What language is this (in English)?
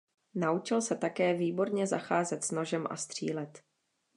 Czech